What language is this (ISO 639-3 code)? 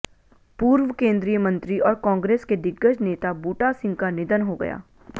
hin